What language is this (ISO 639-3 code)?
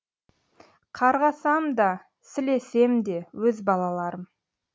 kaz